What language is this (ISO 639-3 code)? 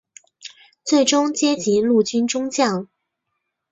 zho